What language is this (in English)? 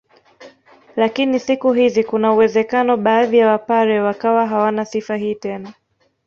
Swahili